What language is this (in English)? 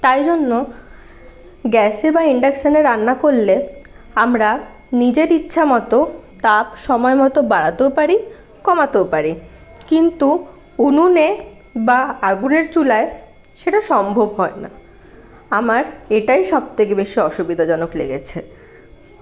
Bangla